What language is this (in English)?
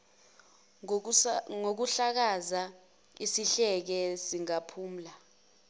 Zulu